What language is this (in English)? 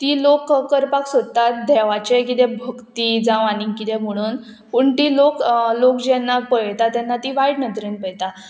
Konkani